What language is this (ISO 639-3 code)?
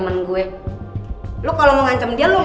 ind